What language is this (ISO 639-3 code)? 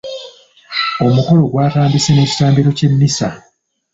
lug